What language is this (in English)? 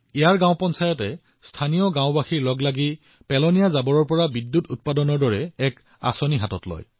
Assamese